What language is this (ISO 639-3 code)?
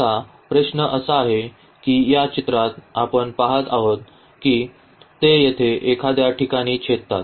mar